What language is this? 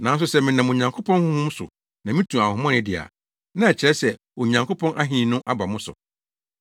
Akan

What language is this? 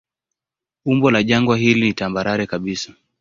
Swahili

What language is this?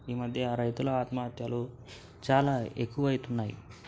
Telugu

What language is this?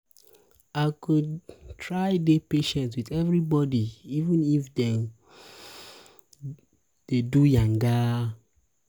Nigerian Pidgin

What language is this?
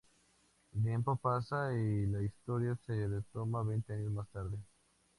Spanish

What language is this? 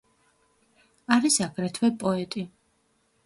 Georgian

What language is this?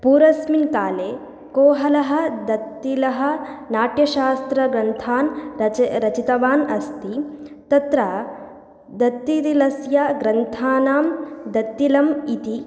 Sanskrit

